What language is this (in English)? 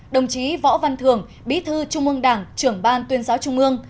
Vietnamese